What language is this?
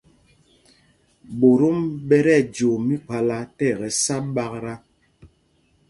Mpumpong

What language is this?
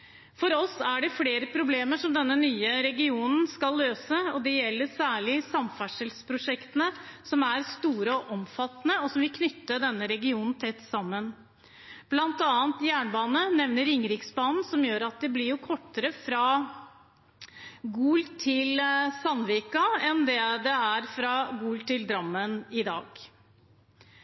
Norwegian Bokmål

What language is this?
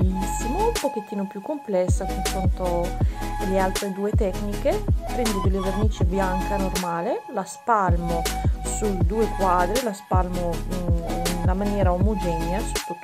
Italian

